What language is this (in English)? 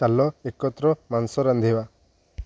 Odia